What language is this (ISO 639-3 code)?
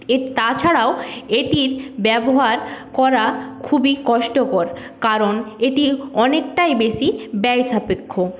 ben